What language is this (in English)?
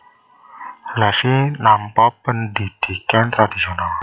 Javanese